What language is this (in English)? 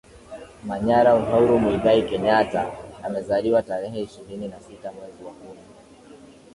Swahili